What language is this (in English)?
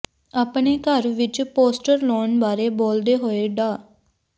Punjabi